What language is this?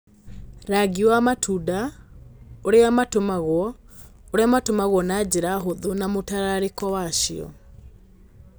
Kikuyu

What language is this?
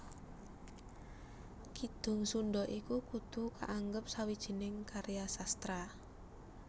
Javanese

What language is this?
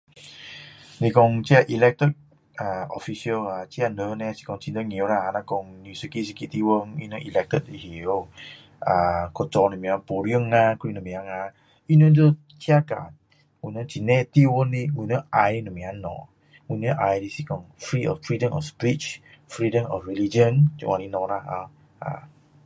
Min Dong Chinese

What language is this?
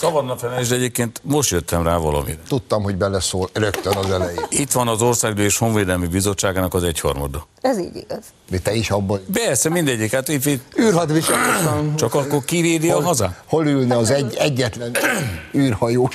Hungarian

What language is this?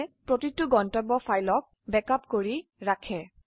Assamese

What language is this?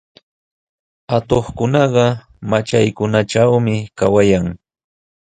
Sihuas Ancash Quechua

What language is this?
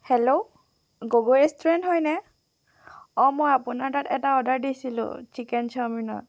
Assamese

